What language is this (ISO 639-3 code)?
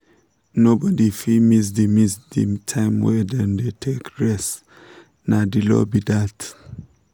pcm